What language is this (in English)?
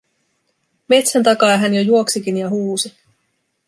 Finnish